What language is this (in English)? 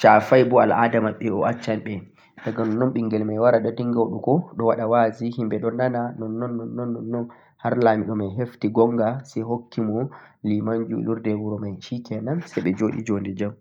Central-Eastern Niger Fulfulde